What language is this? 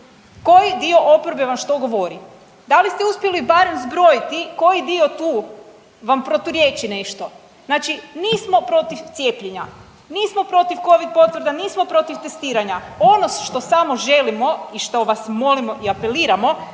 Croatian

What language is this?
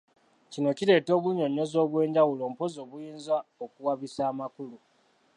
Ganda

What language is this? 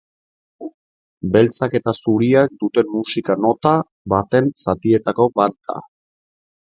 Basque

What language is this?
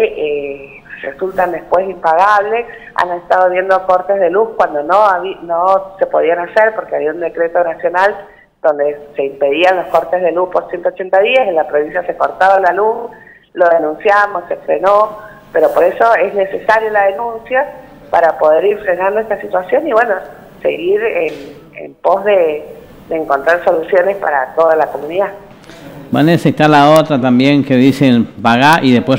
Spanish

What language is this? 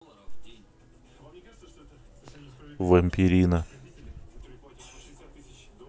Russian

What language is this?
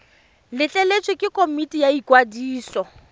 Tswana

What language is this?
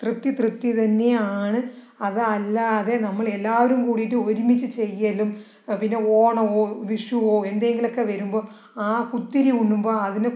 Malayalam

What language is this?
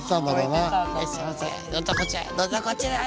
Japanese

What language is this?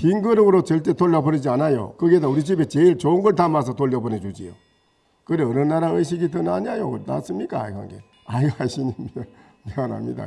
Korean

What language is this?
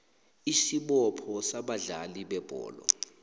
South Ndebele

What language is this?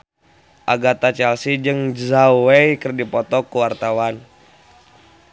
Sundanese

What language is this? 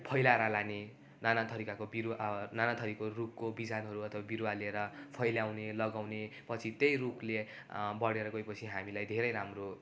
Nepali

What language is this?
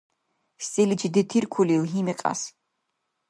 Dargwa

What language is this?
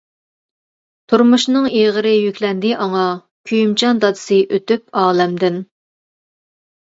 Uyghur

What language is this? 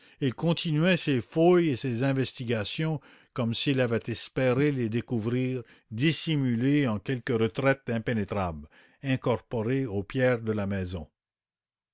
French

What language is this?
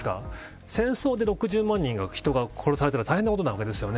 Japanese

